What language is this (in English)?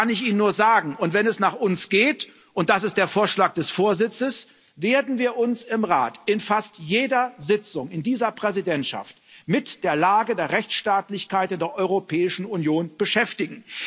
German